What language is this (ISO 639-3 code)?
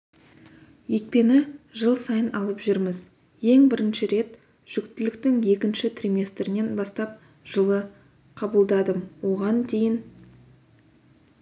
kaz